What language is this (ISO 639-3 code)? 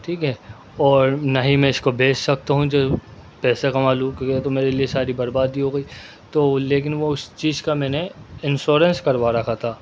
urd